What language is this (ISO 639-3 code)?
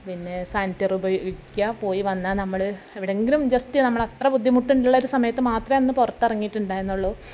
mal